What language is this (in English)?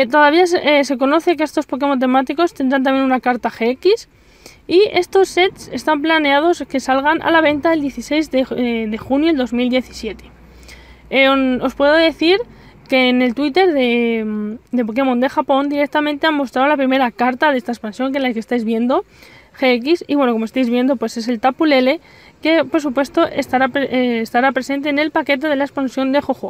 Spanish